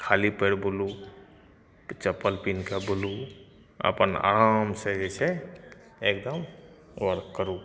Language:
Maithili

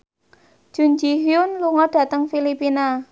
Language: Javanese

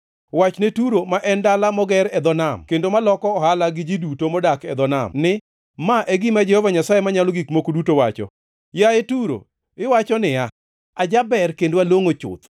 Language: Luo (Kenya and Tanzania)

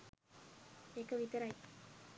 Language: Sinhala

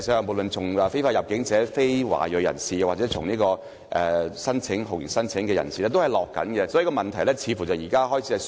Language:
Cantonese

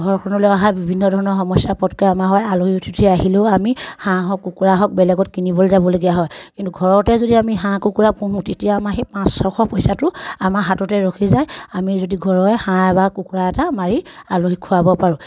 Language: Assamese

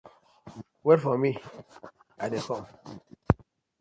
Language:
Nigerian Pidgin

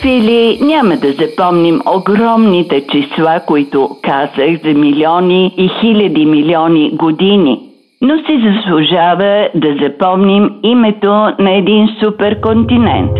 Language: Bulgarian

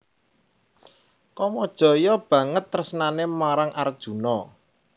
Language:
Javanese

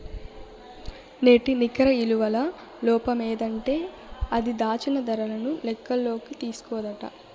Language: Telugu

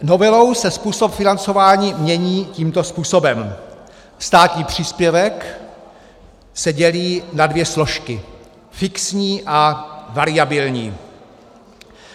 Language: Czech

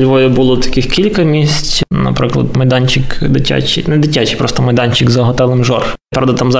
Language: Ukrainian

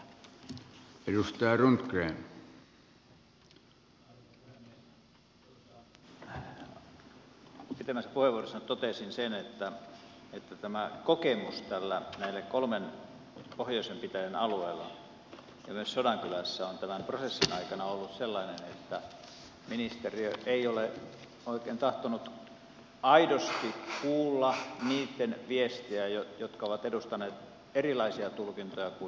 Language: Finnish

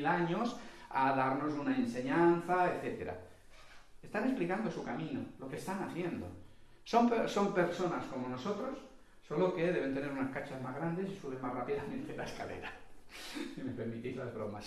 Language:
Spanish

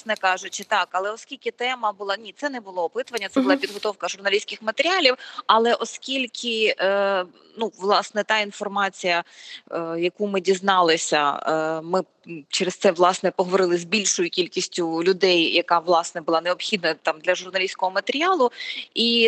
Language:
Ukrainian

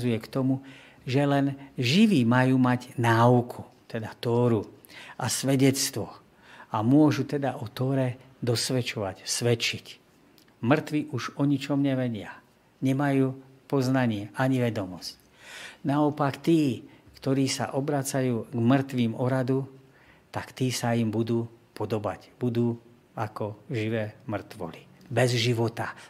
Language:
Slovak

